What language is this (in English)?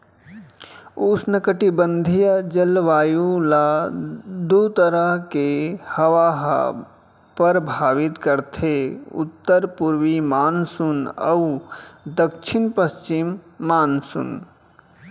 Chhattisgarhi